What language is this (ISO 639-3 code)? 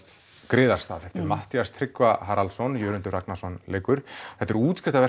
isl